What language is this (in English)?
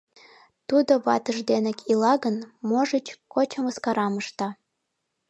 Mari